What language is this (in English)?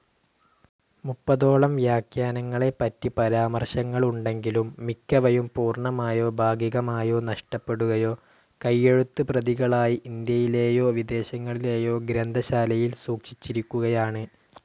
Malayalam